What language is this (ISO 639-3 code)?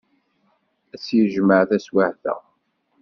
kab